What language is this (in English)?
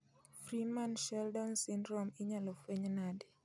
Luo (Kenya and Tanzania)